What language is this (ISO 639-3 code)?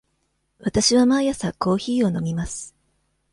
jpn